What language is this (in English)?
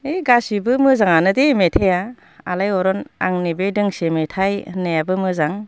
Bodo